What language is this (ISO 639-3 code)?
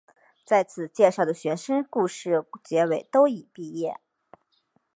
zho